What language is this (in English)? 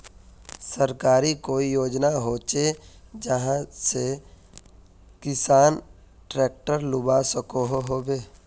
Magahi